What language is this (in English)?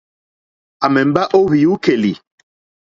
Mokpwe